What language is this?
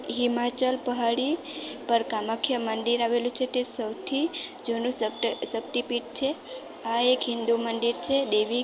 Gujarati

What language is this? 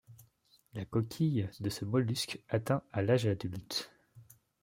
French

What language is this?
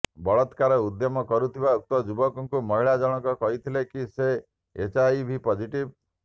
Odia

